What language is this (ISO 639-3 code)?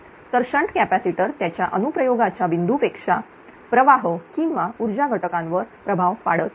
mar